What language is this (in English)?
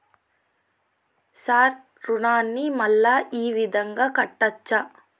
Telugu